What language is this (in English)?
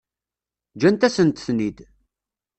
Kabyle